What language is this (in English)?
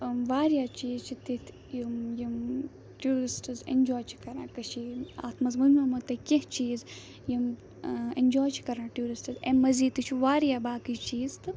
Kashmiri